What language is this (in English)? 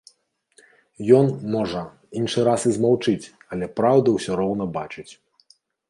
Belarusian